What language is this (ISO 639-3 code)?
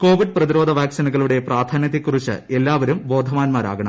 mal